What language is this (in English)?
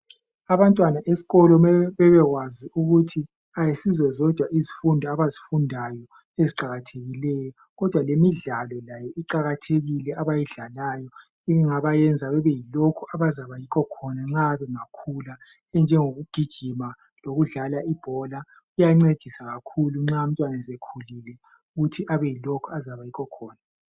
North Ndebele